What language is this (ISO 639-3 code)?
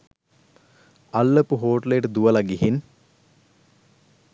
sin